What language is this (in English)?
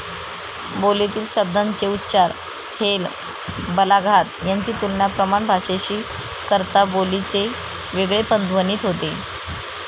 Marathi